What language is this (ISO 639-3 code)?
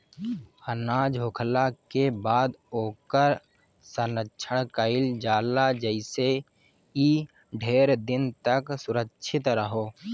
bho